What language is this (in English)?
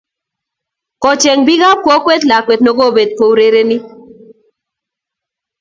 Kalenjin